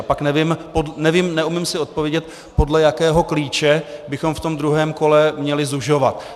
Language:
Czech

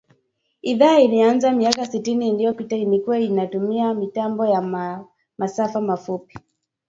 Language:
Swahili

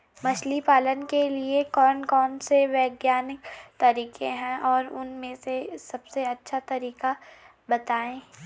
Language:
Hindi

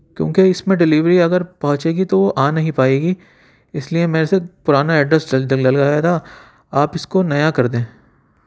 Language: Urdu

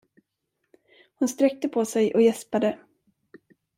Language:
Swedish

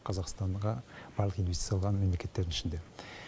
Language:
Kazakh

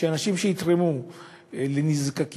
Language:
Hebrew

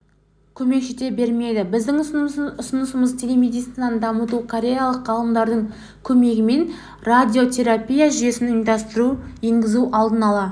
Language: Kazakh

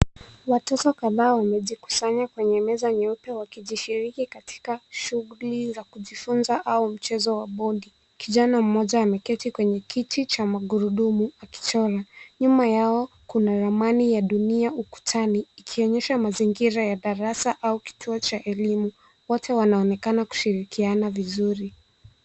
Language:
Swahili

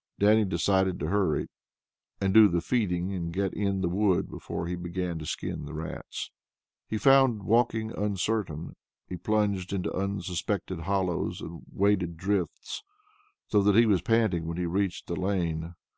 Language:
English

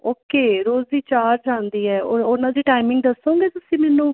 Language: Punjabi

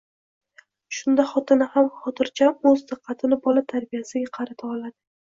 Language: Uzbek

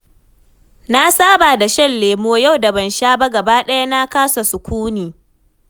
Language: Hausa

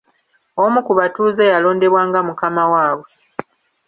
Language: Ganda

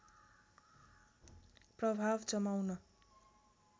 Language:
Nepali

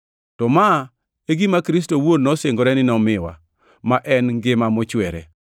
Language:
Luo (Kenya and Tanzania)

